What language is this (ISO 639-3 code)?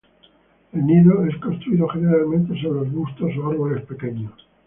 spa